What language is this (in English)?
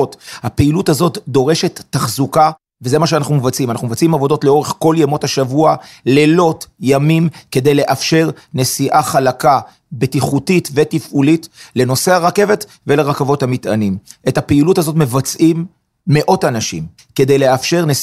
Hebrew